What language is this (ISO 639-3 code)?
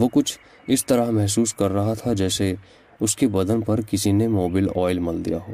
urd